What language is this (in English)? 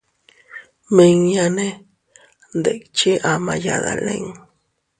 Teutila Cuicatec